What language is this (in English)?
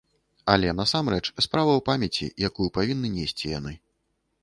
Belarusian